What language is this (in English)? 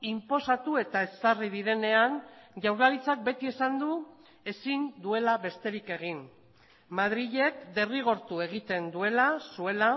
Basque